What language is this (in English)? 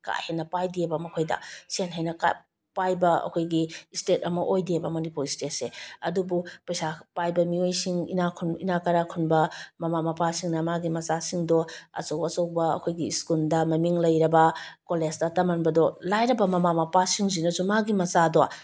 Manipuri